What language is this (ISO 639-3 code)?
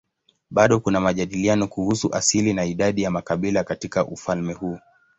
swa